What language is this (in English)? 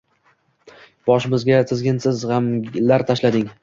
Uzbek